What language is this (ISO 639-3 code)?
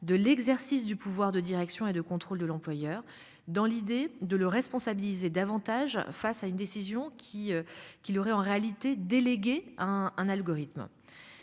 fra